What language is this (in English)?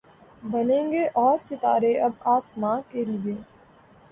Urdu